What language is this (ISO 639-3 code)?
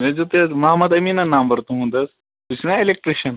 kas